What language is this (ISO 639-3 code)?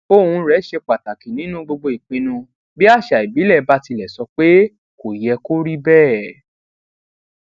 yor